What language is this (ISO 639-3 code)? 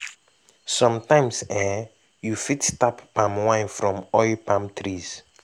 pcm